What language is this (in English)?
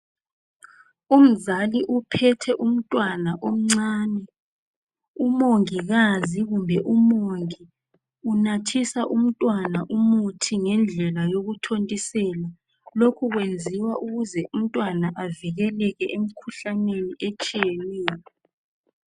North Ndebele